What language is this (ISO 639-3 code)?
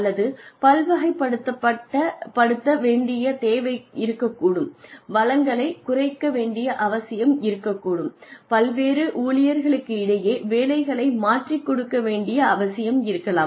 tam